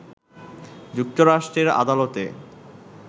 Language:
Bangla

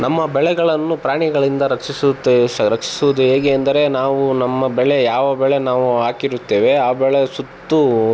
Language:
Kannada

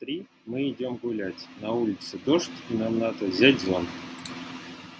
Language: Russian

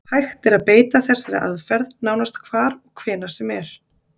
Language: Icelandic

